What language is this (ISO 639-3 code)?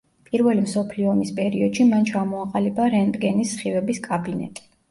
kat